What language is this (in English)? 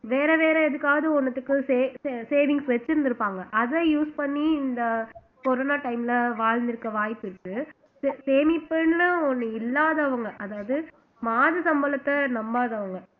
Tamil